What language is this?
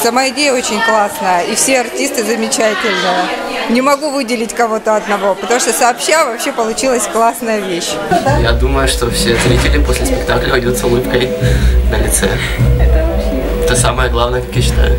Russian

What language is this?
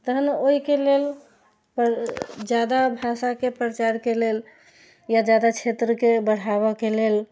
Maithili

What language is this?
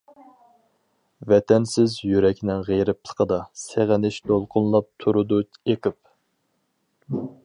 Uyghur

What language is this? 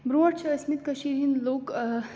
Kashmiri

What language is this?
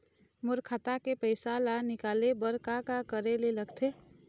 Chhattisgarhi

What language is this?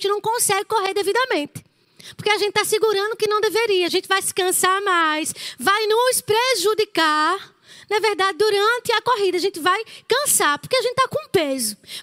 Portuguese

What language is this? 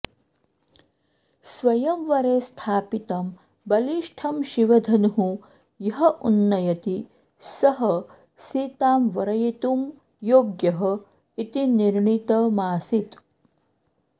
Sanskrit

